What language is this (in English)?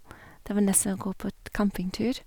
Norwegian